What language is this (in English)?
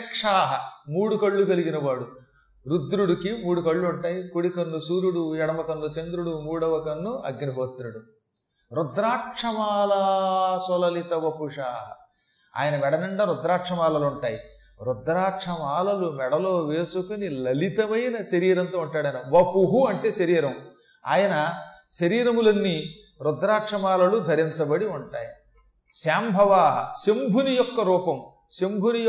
Telugu